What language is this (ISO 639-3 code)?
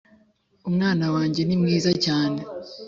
kin